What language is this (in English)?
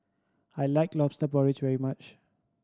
English